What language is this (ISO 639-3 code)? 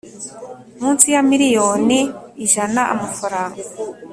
kin